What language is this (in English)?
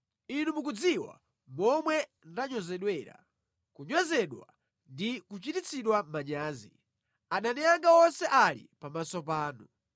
Nyanja